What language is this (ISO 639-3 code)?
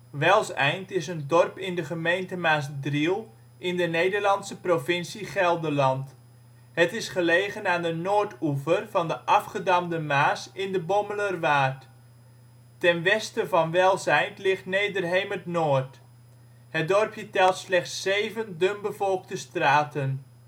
nld